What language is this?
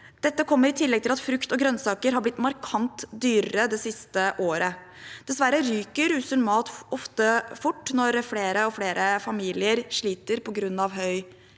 Norwegian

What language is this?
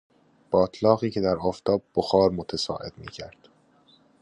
Persian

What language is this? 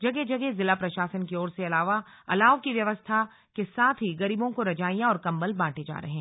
Hindi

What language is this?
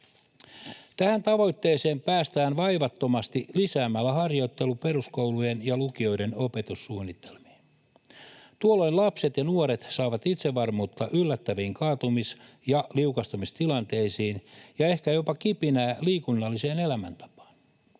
Finnish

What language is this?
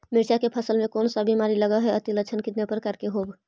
Magahi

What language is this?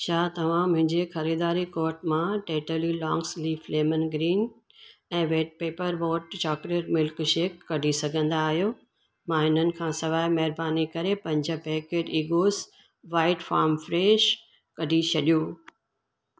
Sindhi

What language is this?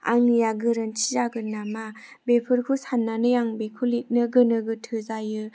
Bodo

